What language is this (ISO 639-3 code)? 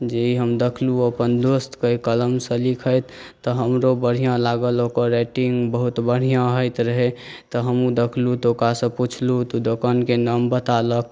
mai